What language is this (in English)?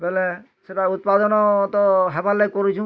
Odia